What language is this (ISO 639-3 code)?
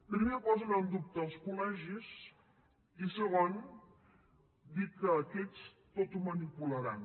cat